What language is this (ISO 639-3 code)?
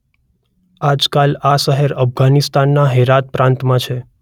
guj